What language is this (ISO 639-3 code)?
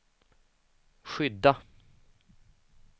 swe